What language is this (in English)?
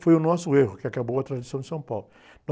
Portuguese